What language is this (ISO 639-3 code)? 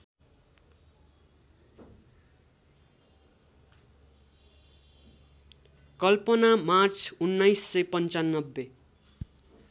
nep